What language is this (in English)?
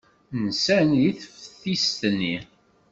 Kabyle